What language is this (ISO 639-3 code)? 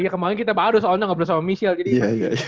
ind